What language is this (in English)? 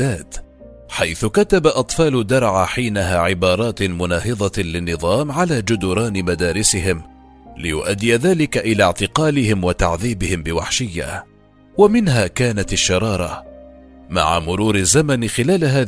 Arabic